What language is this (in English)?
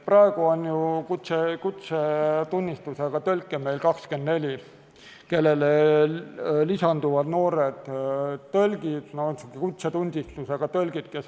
Estonian